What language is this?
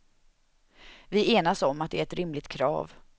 Swedish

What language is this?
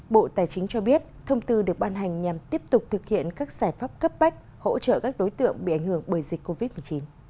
Vietnamese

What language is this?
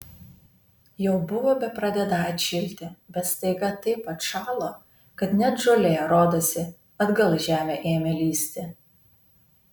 Lithuanian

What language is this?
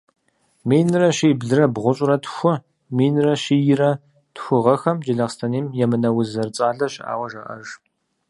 Kabardian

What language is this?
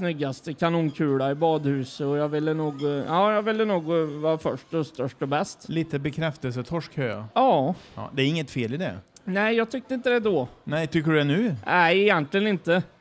Swedish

